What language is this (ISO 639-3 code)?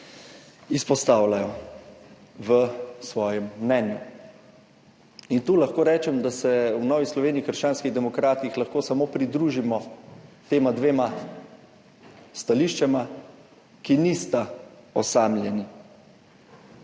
slv